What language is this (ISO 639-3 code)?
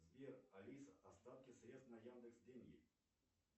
rus